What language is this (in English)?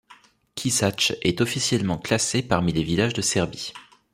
French